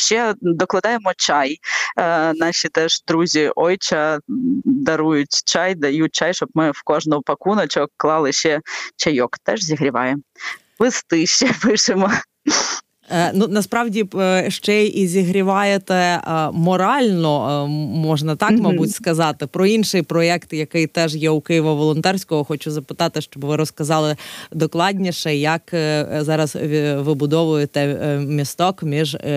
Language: Ukrainian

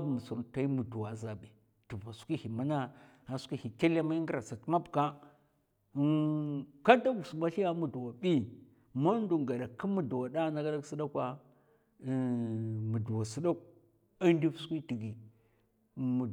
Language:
Mafa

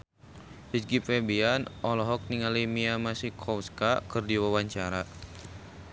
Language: Sundanese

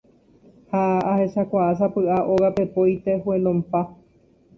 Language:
Guarani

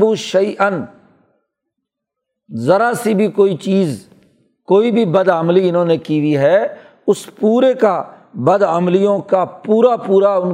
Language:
Urdu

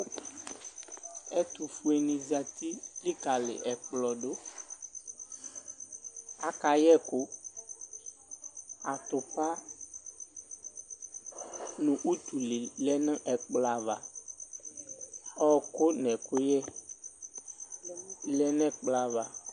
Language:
Ikposo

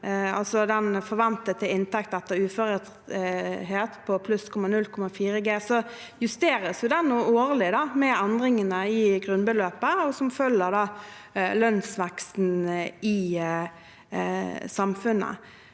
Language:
Norwegian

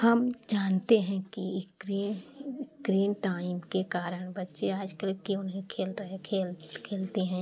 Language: Hindi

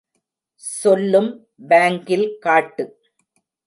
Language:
Tamil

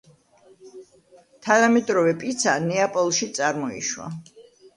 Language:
Georgian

